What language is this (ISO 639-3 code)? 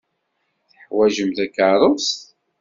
kab